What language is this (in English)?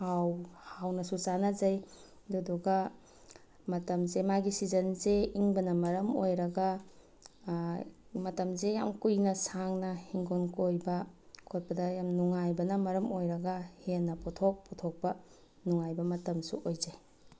Manipuri